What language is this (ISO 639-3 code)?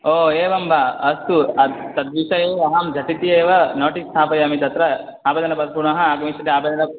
san